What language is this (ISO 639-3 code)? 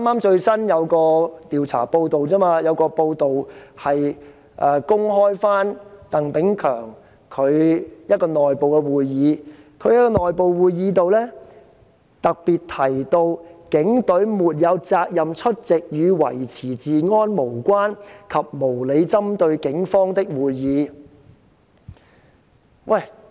yue